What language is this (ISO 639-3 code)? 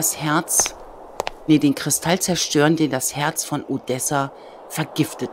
deu